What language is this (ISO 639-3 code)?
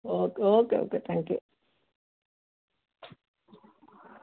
doi